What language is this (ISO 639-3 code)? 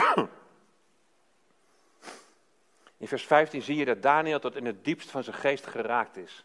nld